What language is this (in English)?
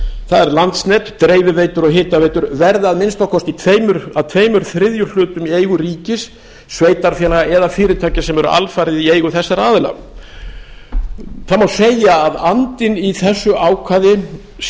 Icelandic